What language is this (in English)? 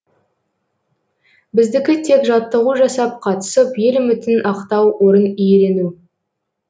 Kazakh